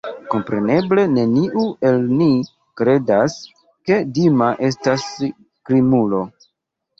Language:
Esperanto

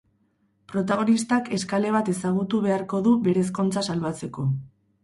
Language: Basque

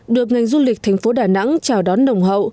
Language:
Vietnamese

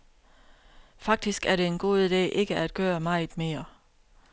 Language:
Danish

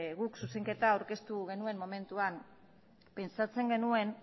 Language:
Basque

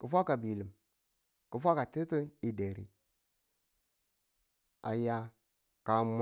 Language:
Tula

